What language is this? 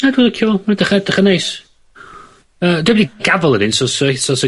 Welsh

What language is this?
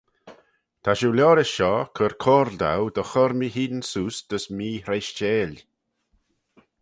Manx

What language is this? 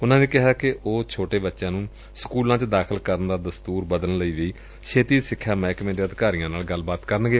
Punjabi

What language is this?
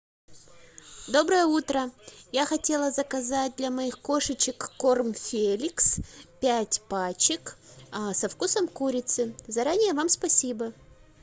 Russian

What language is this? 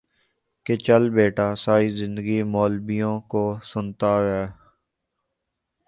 Urdu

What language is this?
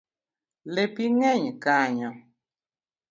Luo (Kenya and Tanzania)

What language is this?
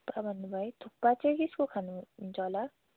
Nepali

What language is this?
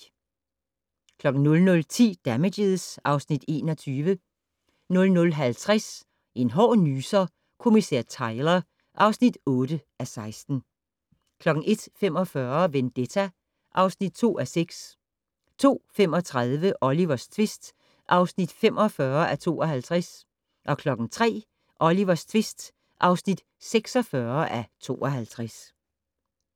Danish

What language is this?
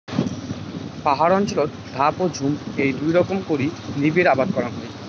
Bangla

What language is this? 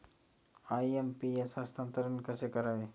Marathi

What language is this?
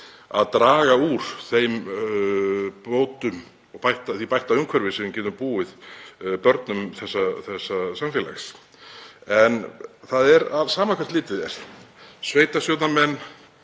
Icelandic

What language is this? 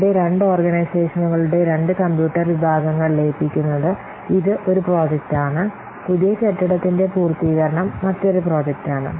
Malayalam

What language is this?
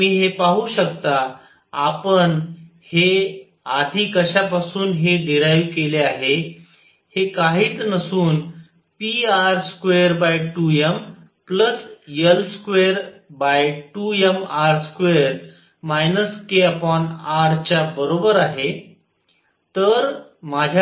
Marathi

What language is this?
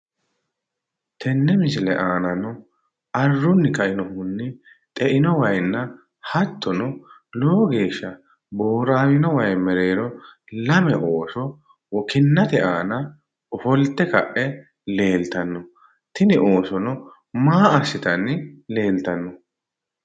Sidamo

